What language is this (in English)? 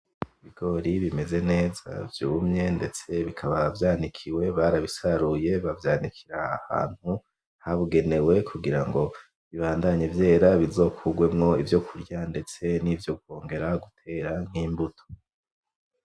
Rundi